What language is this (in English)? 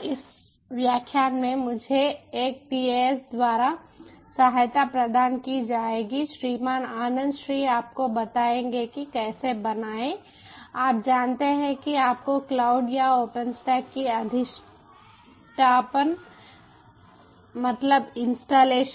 Hindi